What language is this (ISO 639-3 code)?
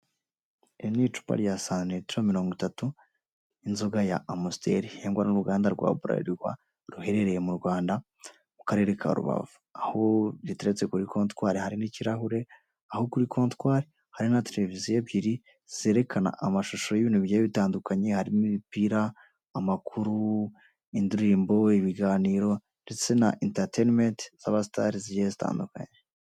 kin